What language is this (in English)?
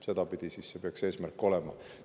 Estonian